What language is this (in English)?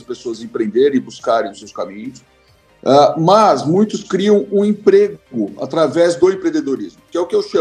Portuguese